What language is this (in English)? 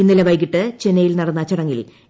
Malayalam